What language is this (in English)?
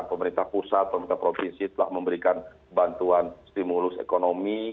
Indonesian